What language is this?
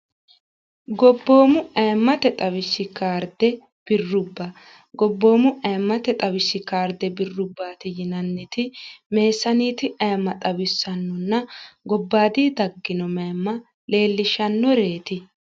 Sidamo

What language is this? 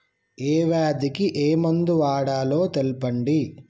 Telugu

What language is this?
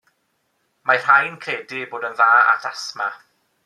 Welsh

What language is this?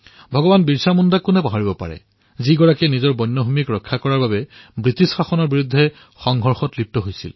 Assamese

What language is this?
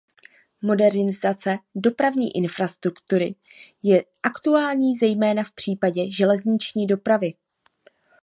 Czech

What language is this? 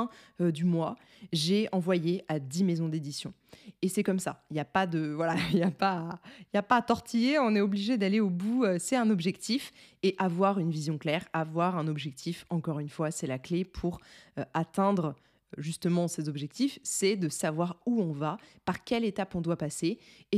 French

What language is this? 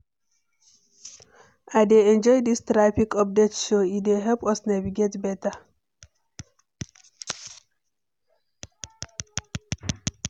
Nigerian Pidgin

